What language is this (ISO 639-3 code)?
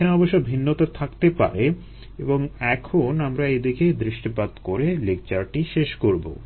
ben